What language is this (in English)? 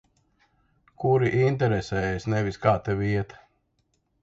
Latvian